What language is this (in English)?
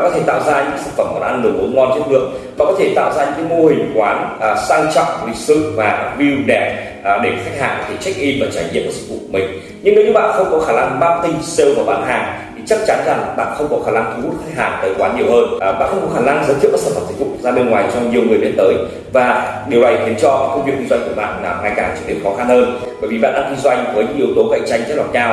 Vietnamese